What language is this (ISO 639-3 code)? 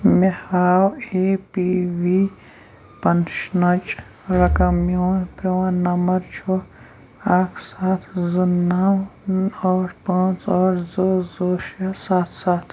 kas